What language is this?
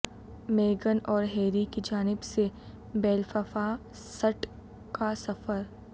Urdu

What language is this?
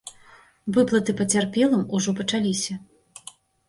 Belarusian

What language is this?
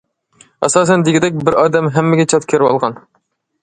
Uyghur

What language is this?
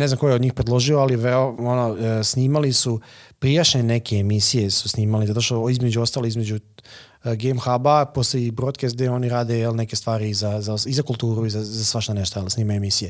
Croatian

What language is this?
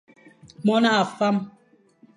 Fang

